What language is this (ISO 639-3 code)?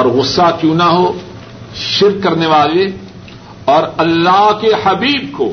urd